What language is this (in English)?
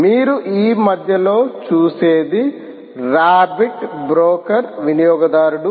Telugu